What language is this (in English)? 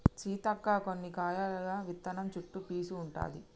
Telugu